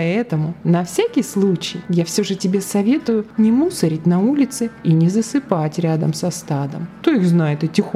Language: Russian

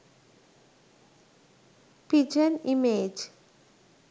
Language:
Sinhala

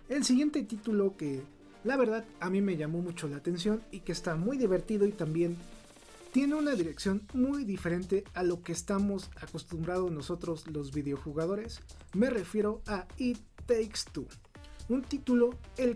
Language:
Spanish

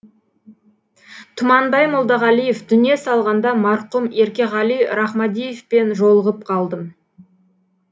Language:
Kazakh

